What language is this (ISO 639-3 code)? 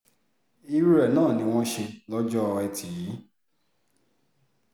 yor